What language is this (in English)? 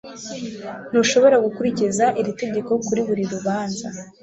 Kinyarwanda